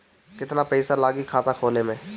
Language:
Bhojpuri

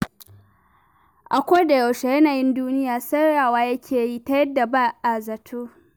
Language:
Hausa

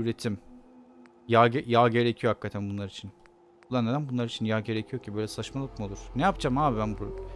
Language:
Turkish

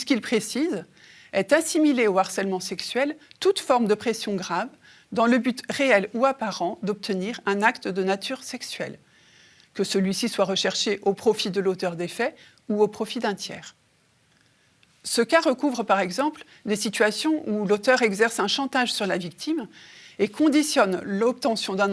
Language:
French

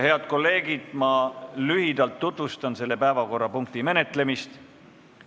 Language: Estonian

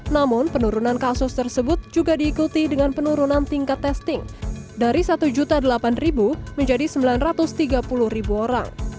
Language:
Indonesian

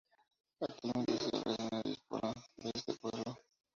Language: Spanish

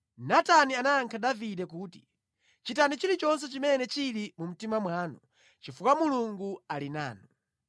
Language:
Nyanja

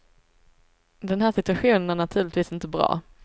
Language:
Swedish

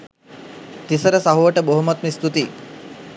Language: Sinhala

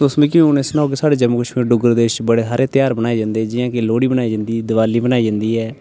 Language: Dogri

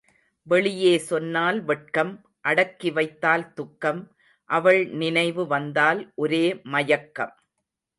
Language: Tamil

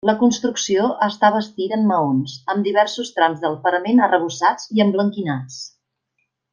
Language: Catalan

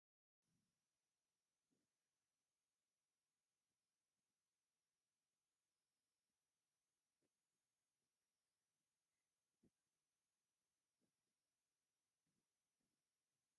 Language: Tigrinya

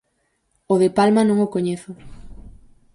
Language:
Galician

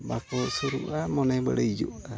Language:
Santali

